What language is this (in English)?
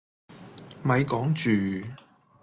Cantonese